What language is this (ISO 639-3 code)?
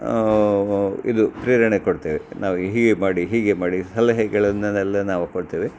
kan